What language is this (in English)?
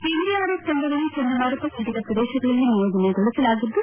Kannada